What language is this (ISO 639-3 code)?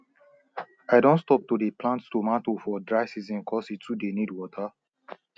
pcm